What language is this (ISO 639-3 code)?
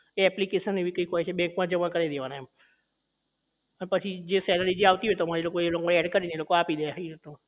guj